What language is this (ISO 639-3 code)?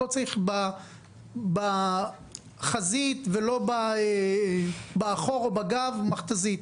heb